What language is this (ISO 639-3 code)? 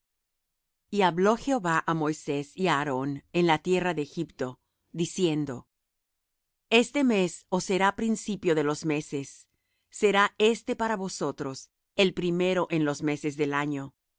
spa